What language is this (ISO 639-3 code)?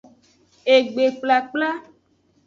ajg